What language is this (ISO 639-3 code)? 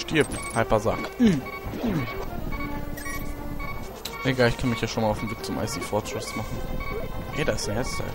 deu